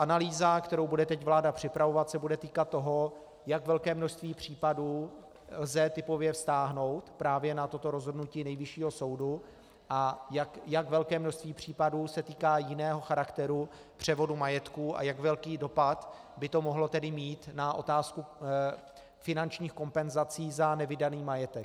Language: Czech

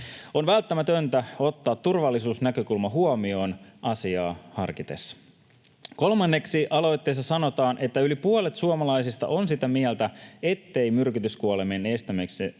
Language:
Finnish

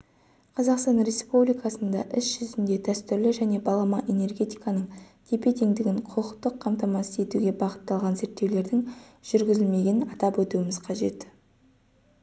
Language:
Kazakh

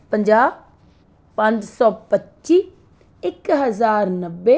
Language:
Punjabi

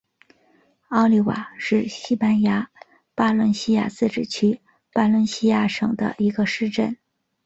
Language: Chinese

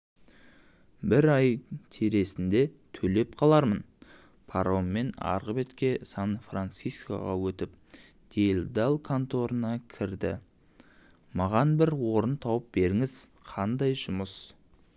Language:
Kazakh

